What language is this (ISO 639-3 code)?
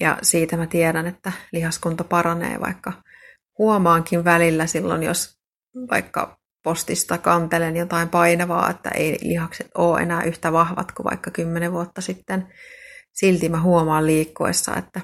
fin